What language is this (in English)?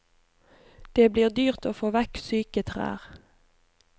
Norwegian